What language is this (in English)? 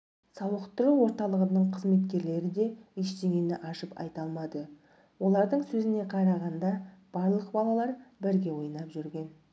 Kazakh